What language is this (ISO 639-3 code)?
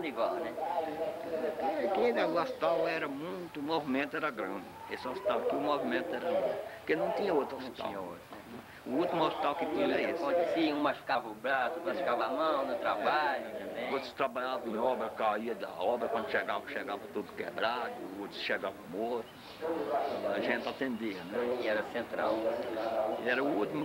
por